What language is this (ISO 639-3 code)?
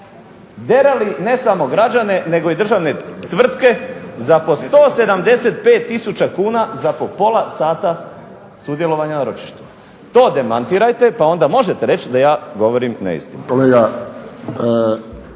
hrv